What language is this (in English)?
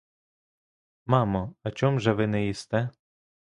Ukrainian